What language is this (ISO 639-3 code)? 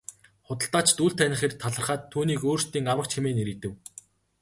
mon